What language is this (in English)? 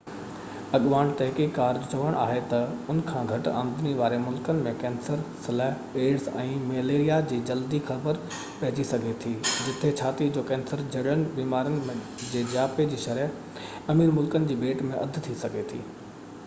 Sindhi